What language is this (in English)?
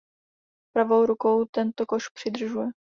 Czech